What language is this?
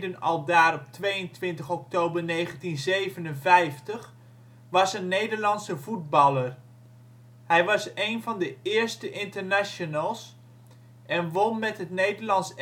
Dutch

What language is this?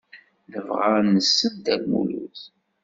Kabyle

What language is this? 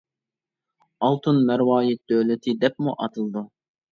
Uyghur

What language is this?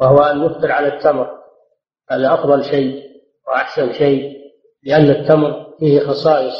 Arabic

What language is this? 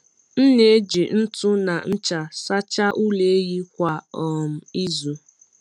Igbo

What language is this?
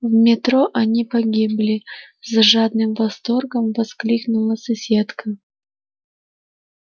Russian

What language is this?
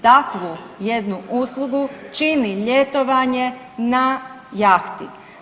Croatian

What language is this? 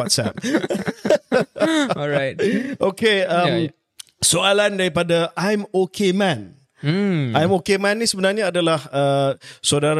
Malay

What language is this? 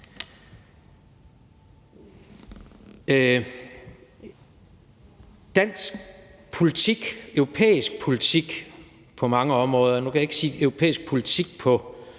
Danish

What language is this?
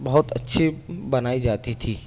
Urdu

